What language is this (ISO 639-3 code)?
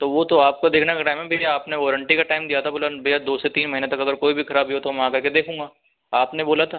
hin